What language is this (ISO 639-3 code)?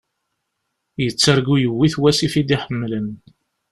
kab